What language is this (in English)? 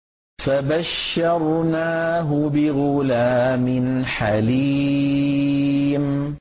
Arabic